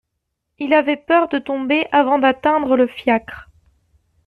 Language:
French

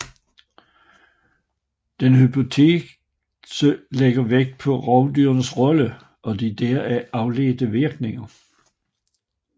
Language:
Danish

